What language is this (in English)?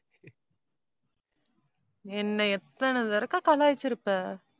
Tamil